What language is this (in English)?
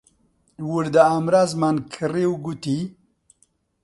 Central Kurdish